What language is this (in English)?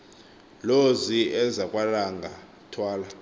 Xhosa